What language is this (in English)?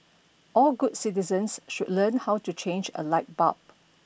English